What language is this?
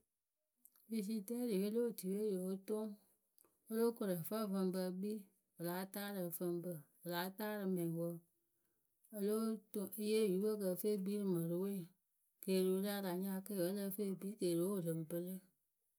Akebu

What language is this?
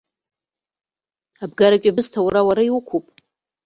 Abkhazian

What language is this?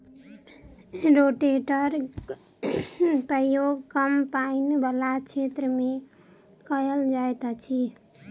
Maithili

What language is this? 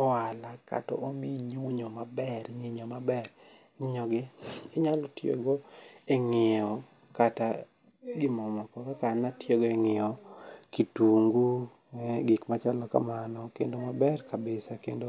Luo (Kenya and Tanzania)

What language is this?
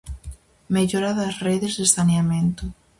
Galician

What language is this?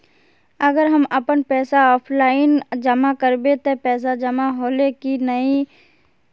Magahi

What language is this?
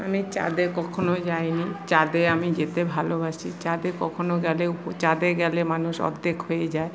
Bangla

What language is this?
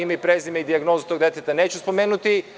Serbian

